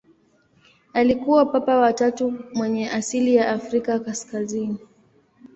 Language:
Swahili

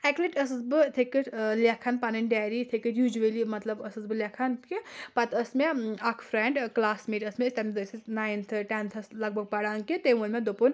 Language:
Kashmiri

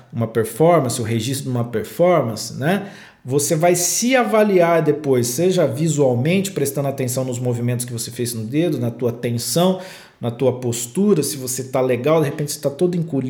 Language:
Portuguese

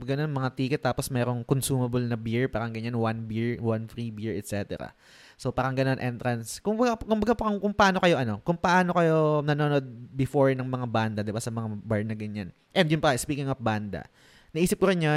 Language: Filipino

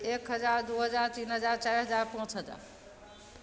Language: Maithili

